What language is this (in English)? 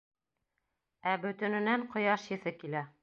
Bashkir